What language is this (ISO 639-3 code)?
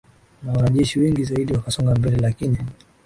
swa